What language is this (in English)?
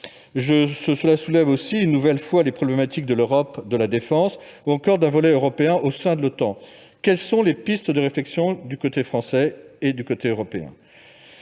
French